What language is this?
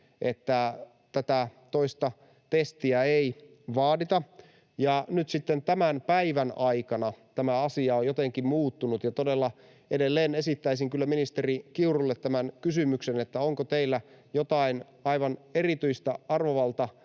Finnish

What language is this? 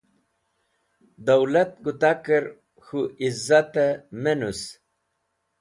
Wakhi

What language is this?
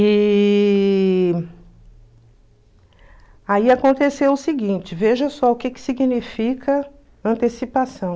Portuguese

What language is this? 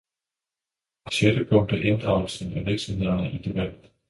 Danish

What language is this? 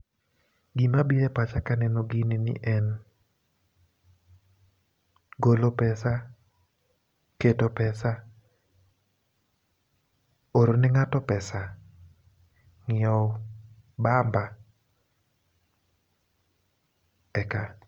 Luo (Kenya and Tanzania)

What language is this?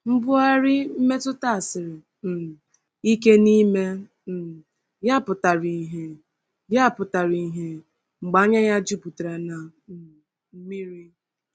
Igbo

